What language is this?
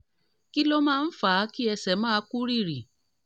Yoruba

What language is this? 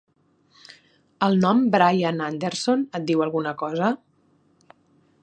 Catalan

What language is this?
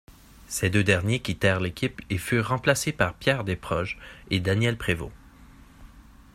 French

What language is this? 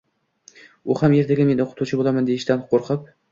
Uzbek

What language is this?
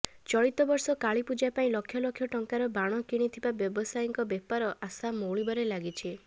Odia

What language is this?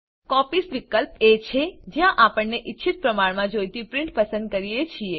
Gujarati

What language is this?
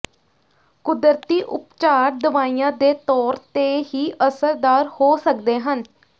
Punjabi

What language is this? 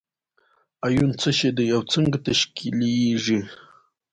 Pashto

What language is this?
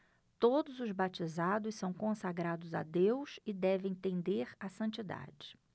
Portuguese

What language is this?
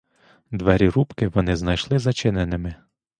Ukrainian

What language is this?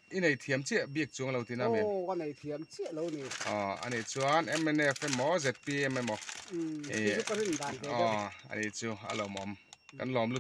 Thai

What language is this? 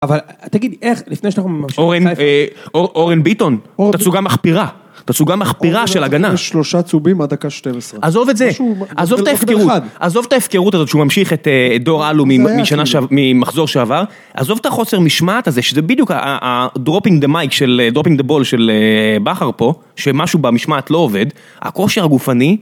Hebrew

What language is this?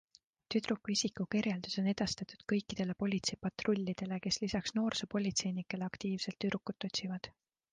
Estonian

